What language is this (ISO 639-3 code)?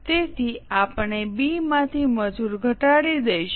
guj